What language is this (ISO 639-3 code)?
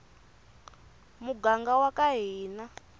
tso